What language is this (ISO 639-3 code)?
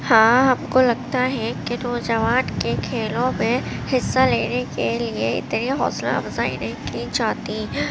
urd